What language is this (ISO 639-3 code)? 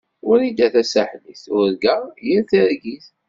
kab